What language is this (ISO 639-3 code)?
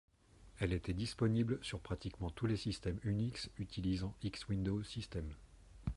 fra